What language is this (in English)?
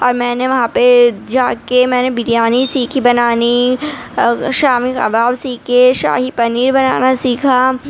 Urdu